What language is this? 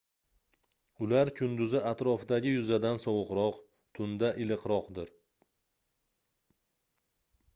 Uzbek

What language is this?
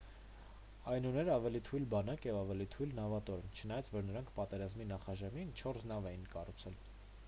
Armenian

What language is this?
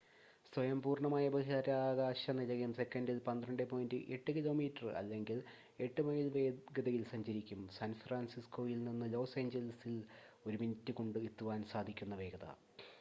Malayalam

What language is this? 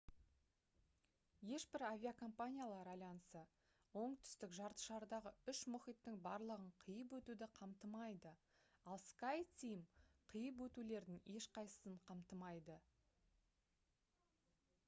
Kazakh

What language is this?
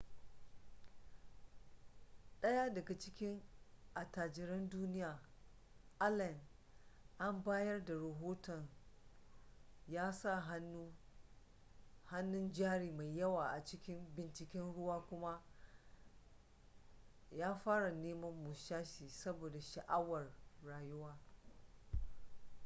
Hausa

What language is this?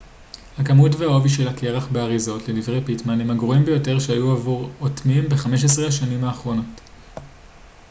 Hebrew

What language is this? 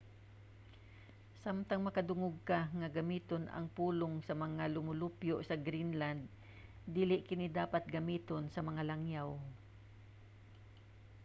Cebuano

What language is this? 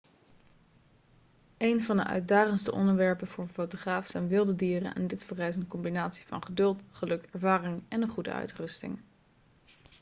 Dutch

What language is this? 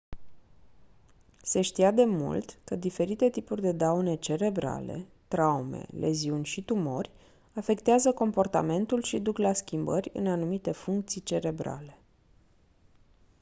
Romanian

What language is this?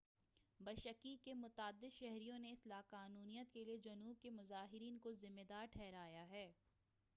Urdu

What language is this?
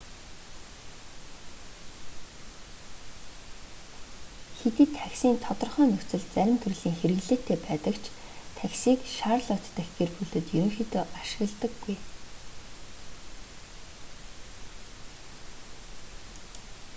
Mongolian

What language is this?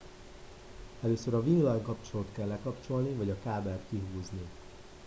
Hungarian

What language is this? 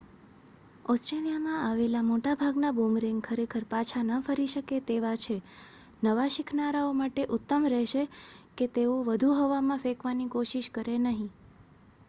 Gujarati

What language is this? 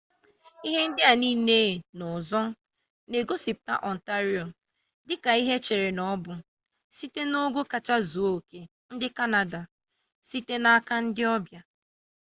Igbo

